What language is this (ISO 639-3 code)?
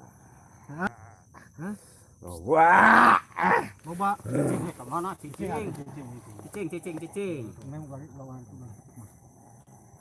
ind